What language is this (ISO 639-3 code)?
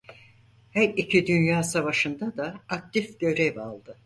tur